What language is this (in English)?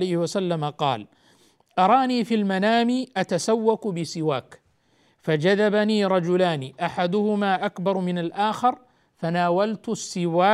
Arabic